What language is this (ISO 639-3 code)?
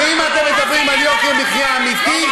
heb